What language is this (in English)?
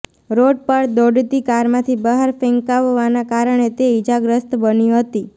Gujarati